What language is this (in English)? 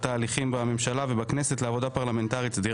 Hebrew